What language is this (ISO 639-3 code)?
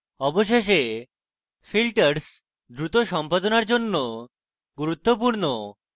ben